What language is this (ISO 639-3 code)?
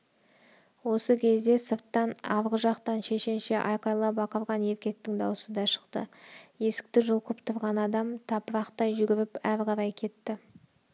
kaz